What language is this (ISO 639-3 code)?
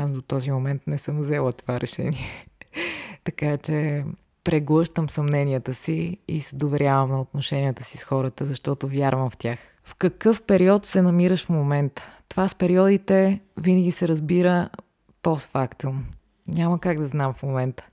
bul